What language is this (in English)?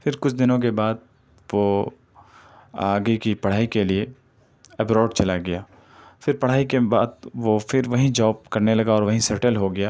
Urdu